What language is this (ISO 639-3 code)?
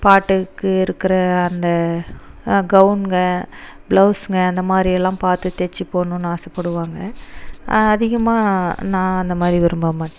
tam